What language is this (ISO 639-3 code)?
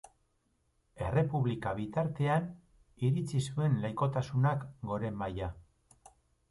eus